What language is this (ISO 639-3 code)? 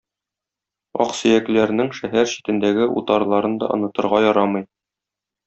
tat